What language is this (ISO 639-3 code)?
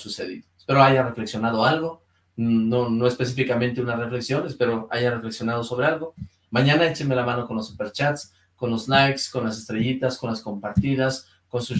spa